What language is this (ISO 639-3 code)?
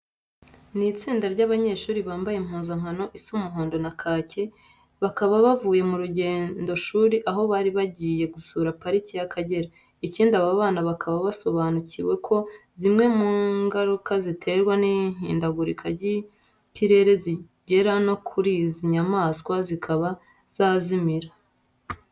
kin